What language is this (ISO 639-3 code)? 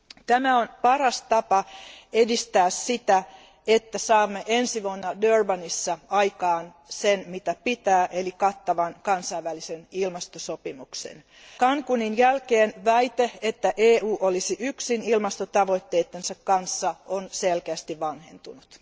fin